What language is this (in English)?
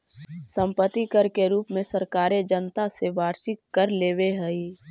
Magahi